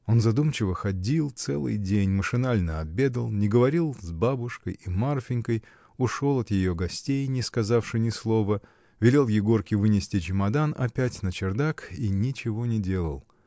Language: Russian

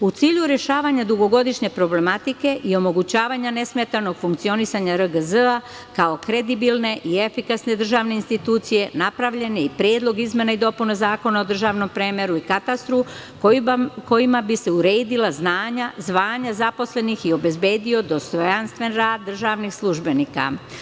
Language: Serbian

